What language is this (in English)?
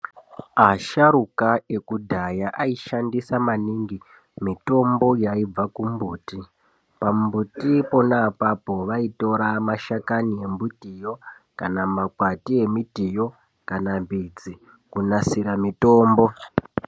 Ndau